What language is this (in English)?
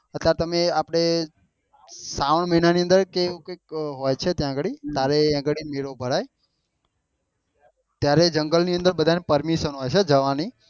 Gujarati